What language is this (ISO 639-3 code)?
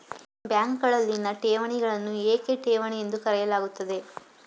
kan